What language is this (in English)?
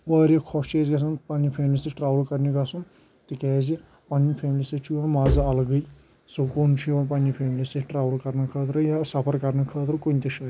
Kashmiri